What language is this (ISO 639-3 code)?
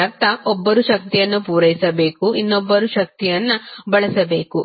kan